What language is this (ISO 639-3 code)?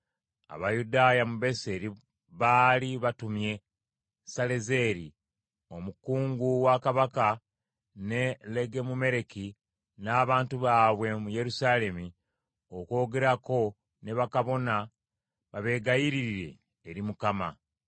lug